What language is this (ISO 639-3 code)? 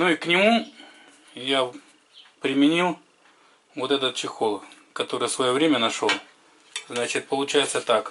rus